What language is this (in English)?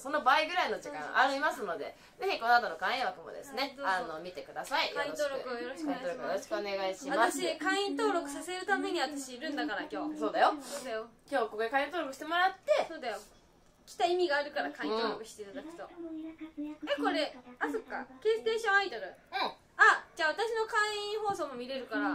Japanese